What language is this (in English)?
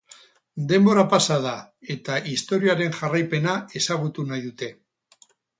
Basque